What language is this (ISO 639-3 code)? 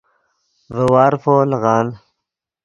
ydg